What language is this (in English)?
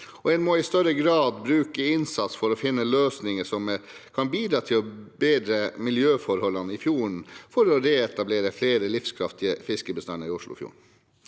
Norwegian